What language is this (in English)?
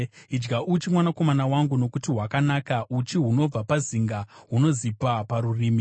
Shona